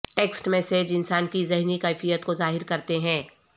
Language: Urdu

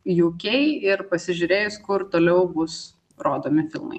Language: Lithuanian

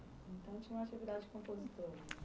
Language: Portuguese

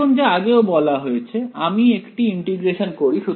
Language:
Bangla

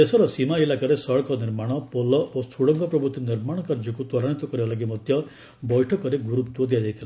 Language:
Odia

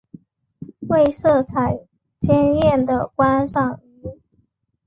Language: Chinese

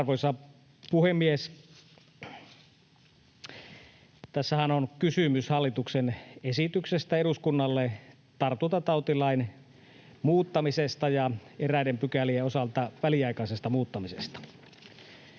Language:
Finnish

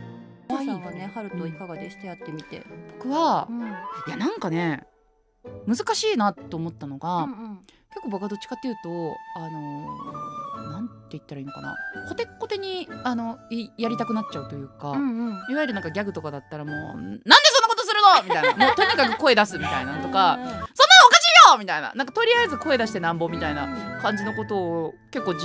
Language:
Japanese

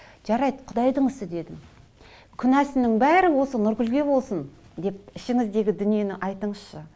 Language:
Kazakh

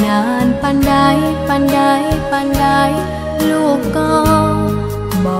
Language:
Thai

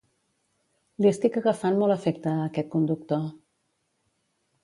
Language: Catalan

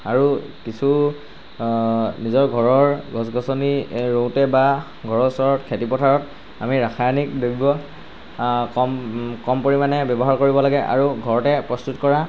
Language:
Assamese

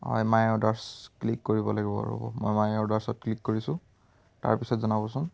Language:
Assamese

